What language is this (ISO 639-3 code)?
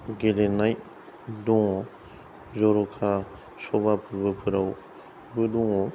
brx